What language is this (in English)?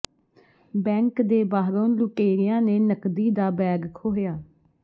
Punjabi